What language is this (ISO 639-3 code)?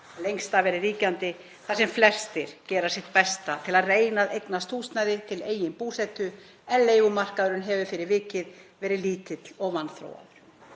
isl